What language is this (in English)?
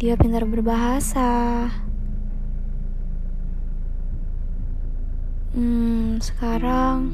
Indonesian